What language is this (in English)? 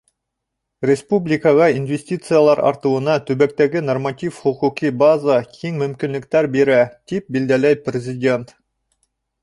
Bashkir